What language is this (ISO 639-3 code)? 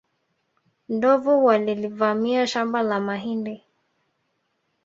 swa